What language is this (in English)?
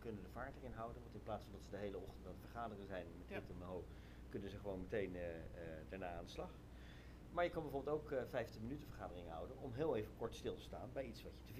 Dutch